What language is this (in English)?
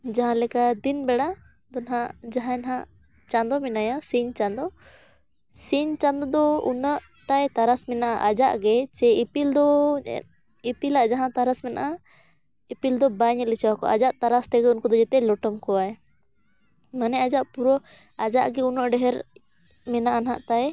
Santali